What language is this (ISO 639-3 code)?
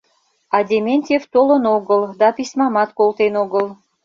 chm